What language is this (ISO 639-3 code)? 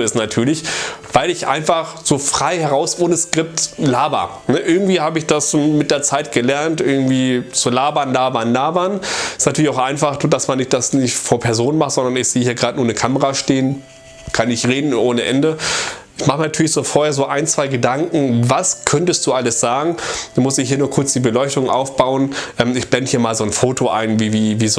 deu